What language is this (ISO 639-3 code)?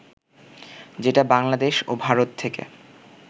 ben